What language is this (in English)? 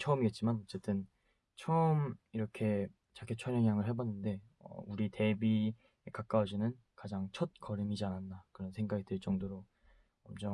Korean